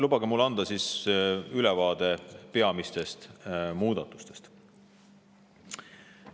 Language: Estonian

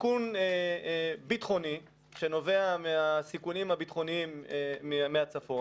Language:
Hebrew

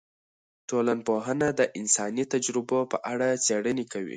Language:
Pashto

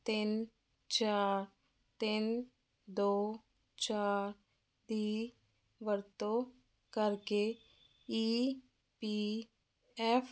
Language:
Punjabi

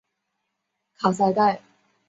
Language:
Chinese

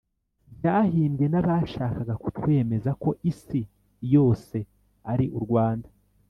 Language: Kinyarwanda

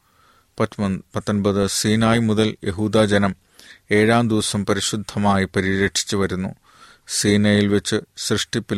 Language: Malayalam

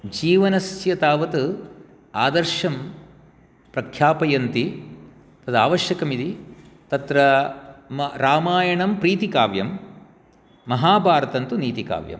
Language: Sanskrit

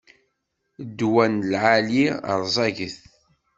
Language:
Kabyle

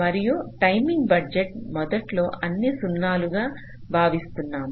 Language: Telugu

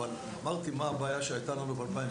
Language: Hebrew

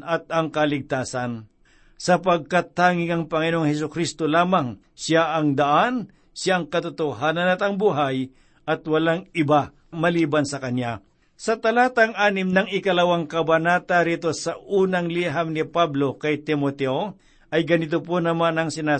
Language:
Filipino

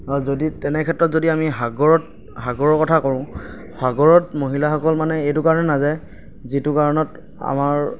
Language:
Assamese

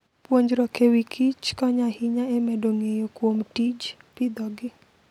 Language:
Luo (Kenya and Tanzania)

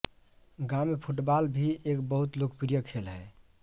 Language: Hindi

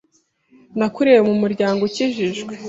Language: Kinyarwanda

